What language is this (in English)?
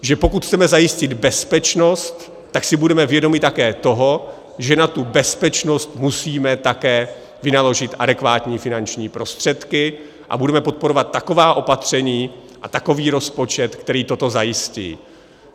Czech